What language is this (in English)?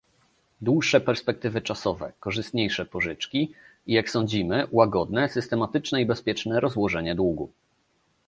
Polish